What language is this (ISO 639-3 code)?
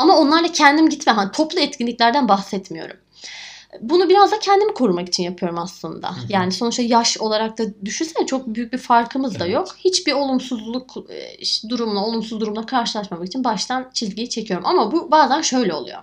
tur